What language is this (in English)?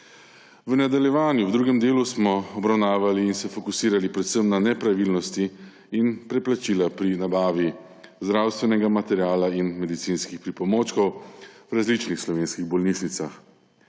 Slovenian